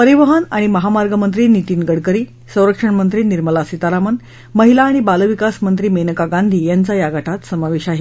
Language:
Marathi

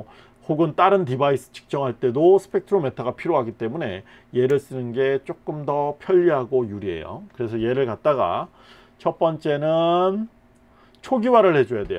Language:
Korean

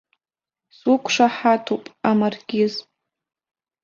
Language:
Abkhazian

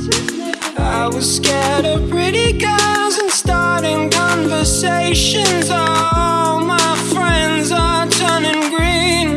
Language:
Russian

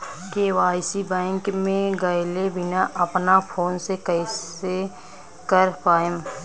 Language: Bhojpuri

